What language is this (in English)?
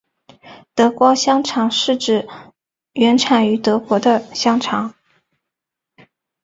Chinese